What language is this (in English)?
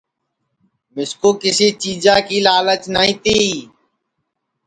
Sansi